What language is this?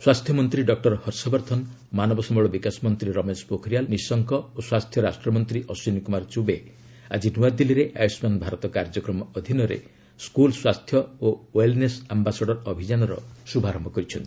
Odia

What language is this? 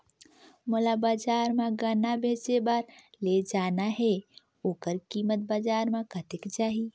Chhattisgarhi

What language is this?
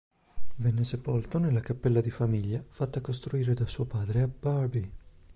Italian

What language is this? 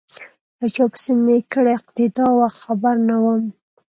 Pashto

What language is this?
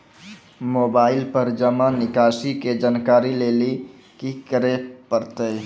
Maithili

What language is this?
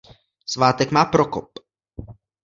Czech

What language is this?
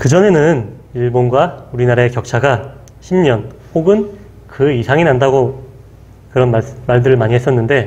Korean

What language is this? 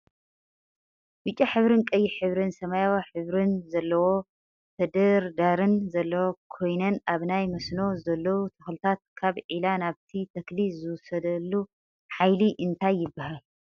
Tigrinya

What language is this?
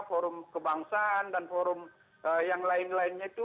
Indonesian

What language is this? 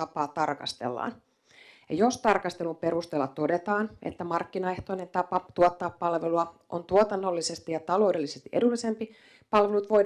Finnish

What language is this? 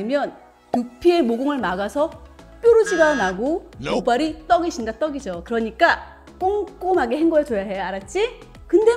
Korean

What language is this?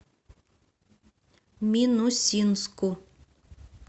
Russian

